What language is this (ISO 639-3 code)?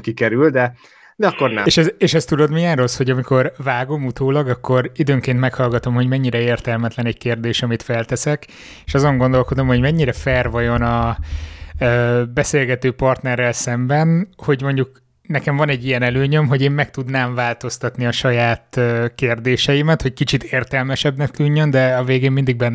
hun